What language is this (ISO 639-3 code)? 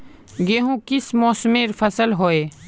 mag